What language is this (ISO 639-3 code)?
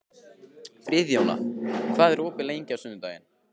isl